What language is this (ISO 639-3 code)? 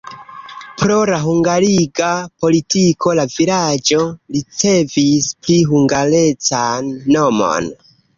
epo